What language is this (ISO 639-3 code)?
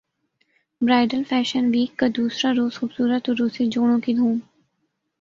urd